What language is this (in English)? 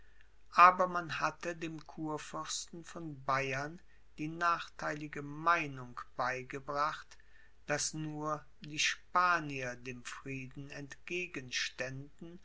German